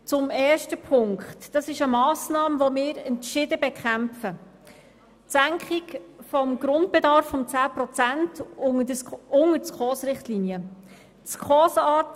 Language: Swiss German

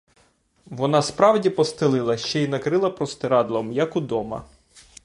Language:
Ukrainian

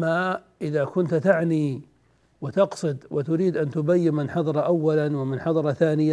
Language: Arabic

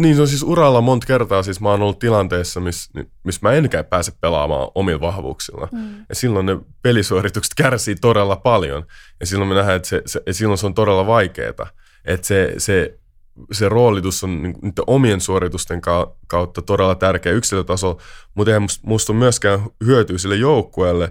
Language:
Finnish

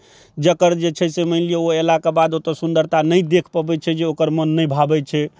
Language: Maithili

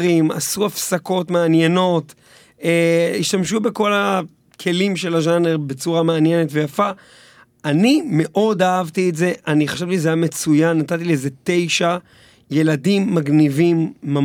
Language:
Hebrew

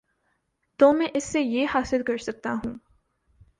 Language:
Urdu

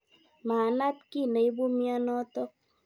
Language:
Kalenjin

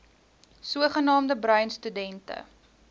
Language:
Afrikaans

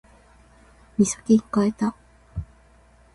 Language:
Japanese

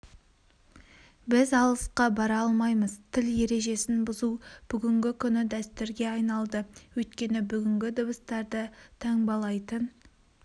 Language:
Kazakh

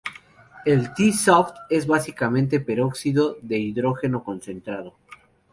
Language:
Spanish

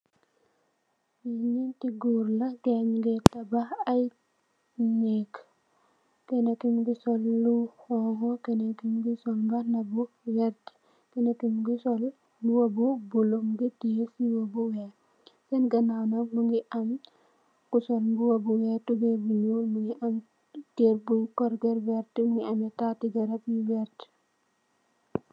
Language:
Wolof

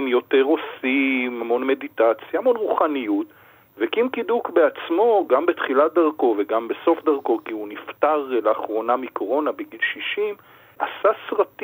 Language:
Hebrew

